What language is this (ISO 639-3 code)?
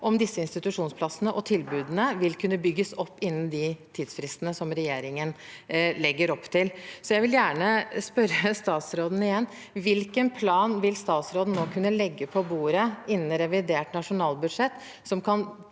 nor